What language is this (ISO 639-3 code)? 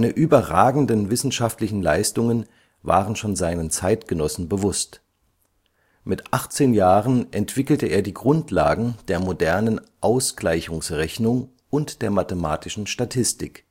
deu